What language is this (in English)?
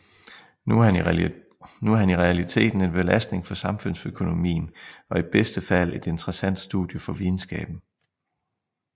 Danish